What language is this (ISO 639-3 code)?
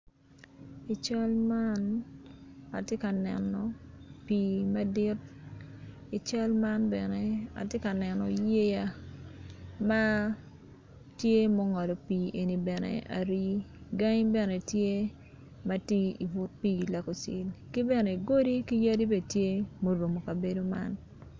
ach